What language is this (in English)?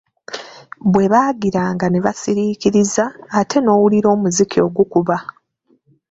Ganda